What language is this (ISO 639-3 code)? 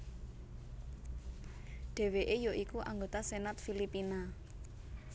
jav